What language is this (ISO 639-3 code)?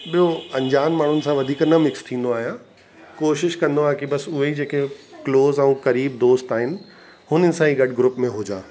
snd